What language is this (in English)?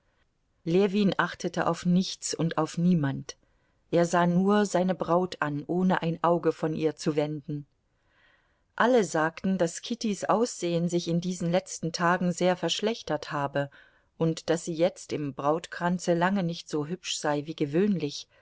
German